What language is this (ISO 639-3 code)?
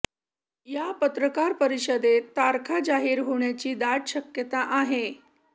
mar